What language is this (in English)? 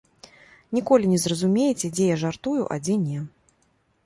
Belarusian